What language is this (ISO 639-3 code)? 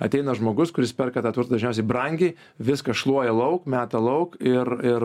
lit